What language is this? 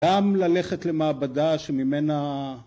Hebrew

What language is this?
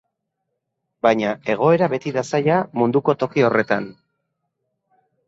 Basque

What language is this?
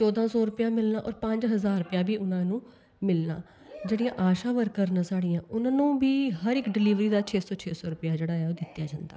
Dogri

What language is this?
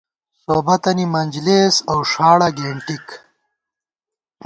Gawar-Bati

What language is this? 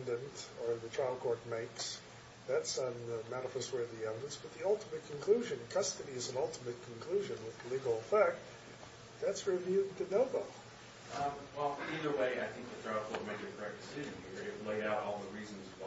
English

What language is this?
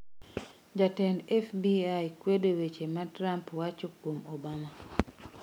Luo (Kenya and Tanzania)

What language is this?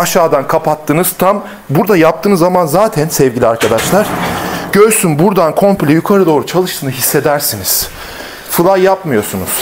Turkish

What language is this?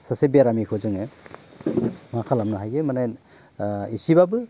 Bodo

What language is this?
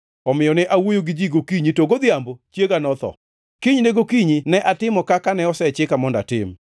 Luo (Kenya and Tanzania)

